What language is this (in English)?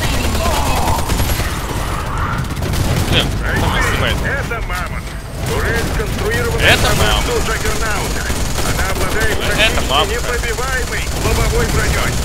Russian